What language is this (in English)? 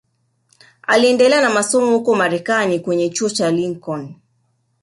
Swahili